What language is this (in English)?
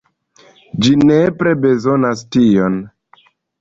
Esperanto